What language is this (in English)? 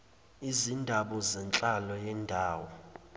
Zulu